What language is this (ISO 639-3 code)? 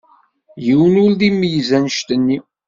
kab